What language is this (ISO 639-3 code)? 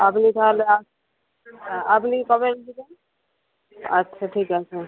ben